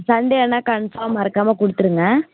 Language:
Tamil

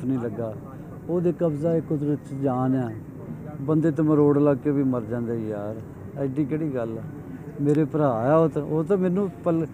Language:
Punjabi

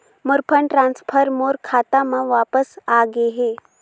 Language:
Chhattisgarhi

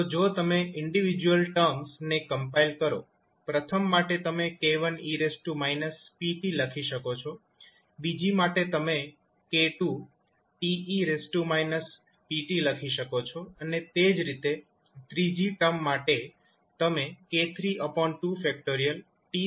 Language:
Gujarati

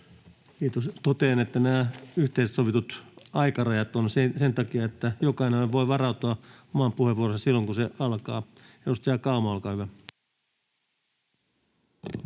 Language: Finnish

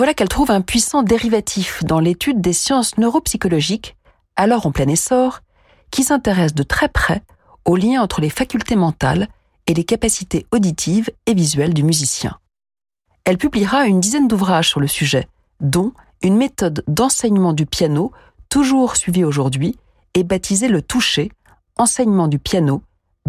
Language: French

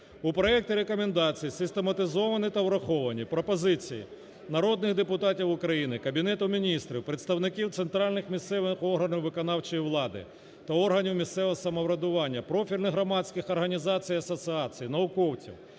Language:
Ukrainian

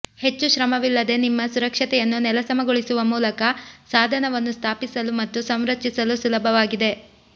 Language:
Kannada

